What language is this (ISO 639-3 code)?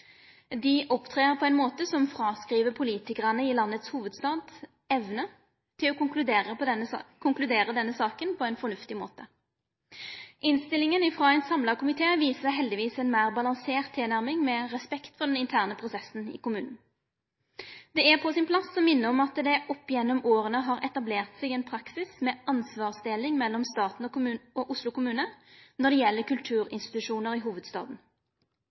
nno